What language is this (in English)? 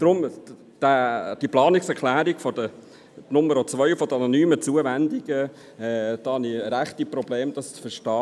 Swiss German